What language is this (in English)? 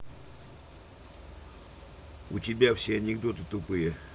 Russian